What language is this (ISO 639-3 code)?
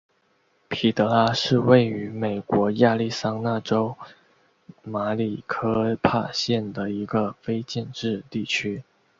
zho